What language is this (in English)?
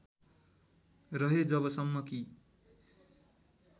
Nepali